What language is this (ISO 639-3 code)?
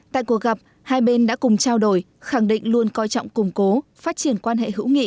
vie